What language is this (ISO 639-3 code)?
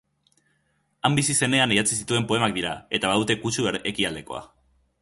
eus